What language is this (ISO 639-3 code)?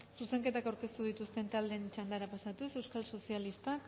eus